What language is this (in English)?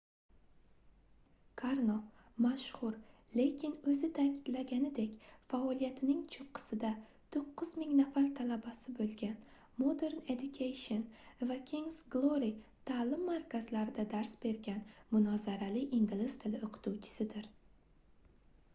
Uzbek